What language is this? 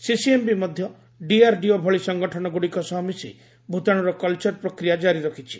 Odia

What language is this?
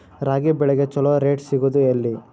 Kannada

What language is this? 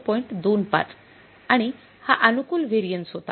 Marathi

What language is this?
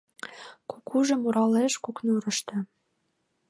Mari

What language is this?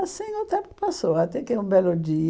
Portuguese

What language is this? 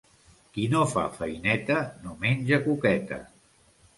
Catalan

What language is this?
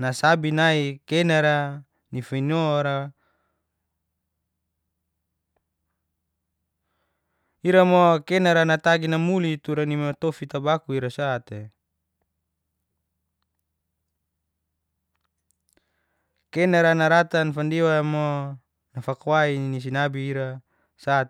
Geser-Gorom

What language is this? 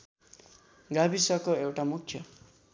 Nepali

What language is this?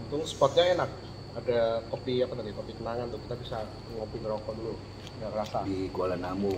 Indonesian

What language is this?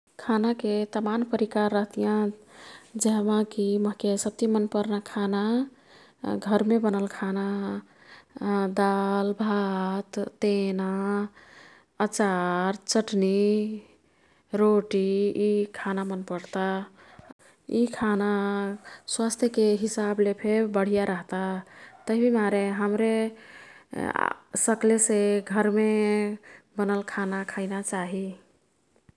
Kathoriya Tharu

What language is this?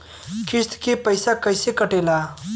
Bhojpuri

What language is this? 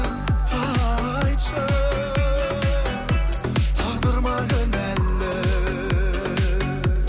Kazakh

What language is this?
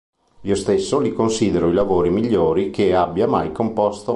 Italian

